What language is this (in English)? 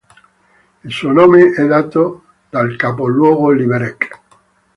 Italian